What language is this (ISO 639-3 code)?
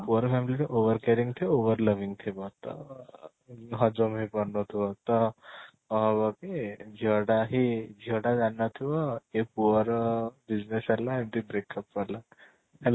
ori